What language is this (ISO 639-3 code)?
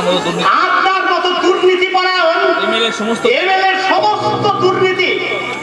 ben